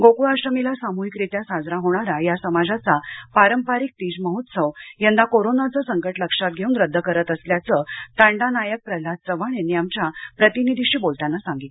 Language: Marathi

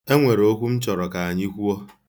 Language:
Igbo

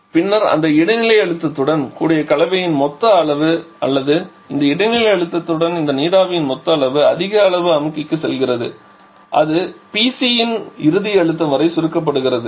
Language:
Tamil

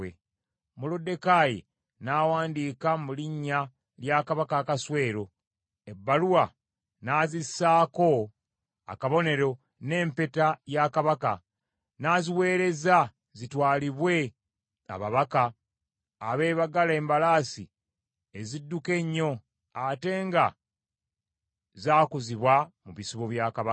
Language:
Ganda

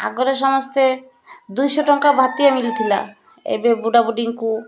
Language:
Odia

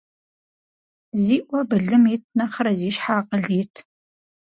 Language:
Kabardian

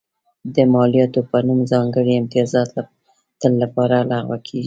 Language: Pashto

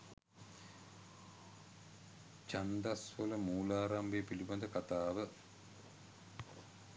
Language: Sinhala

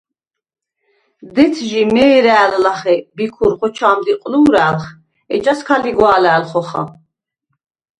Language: Svan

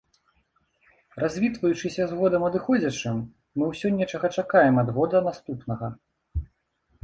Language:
Belarusian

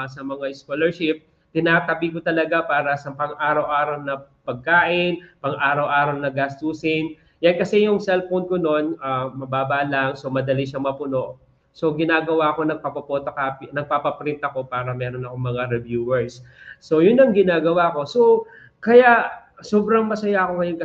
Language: Filipino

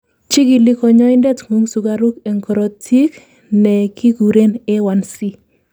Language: Kalenjin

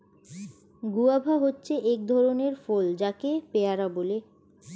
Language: Bangla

